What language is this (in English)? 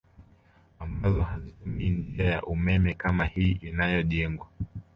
Swahili